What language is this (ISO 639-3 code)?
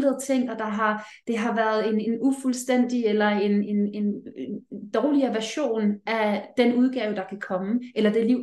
dan